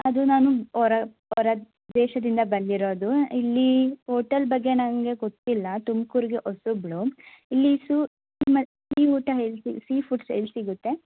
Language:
Kannada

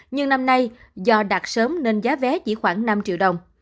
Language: Vietnamese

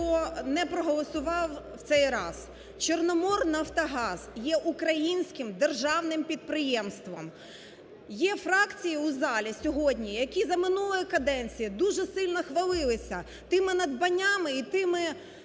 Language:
Ukrainian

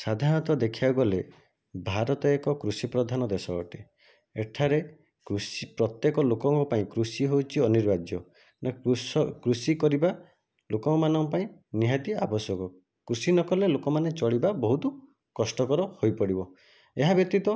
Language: Odia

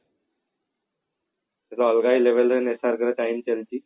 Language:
Odia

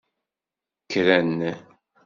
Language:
Kabyle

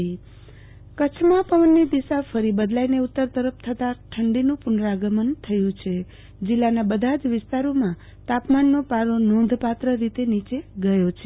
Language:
Gujarati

